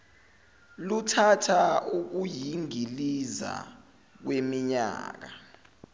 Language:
Zulu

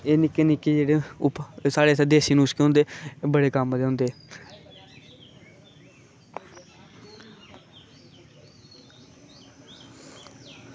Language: Dogri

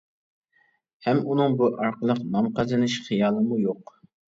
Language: Uyghur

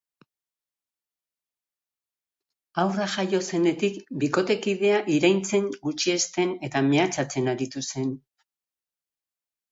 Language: Basque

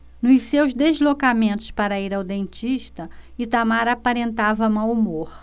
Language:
Portuguese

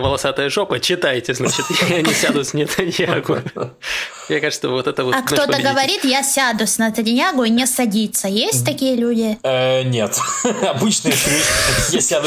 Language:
Russian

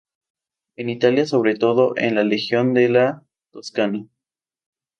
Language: Spanish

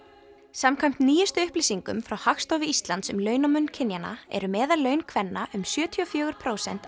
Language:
Icelandic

